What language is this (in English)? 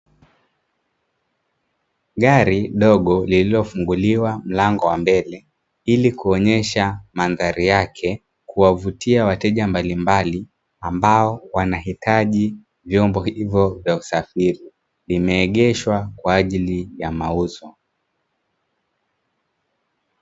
Swahili